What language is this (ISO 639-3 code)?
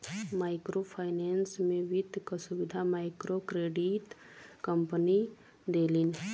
bho